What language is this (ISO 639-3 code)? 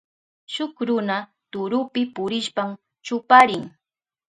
qup